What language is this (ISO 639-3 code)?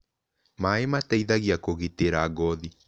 kik